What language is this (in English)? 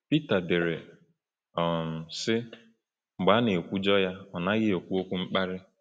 Igbo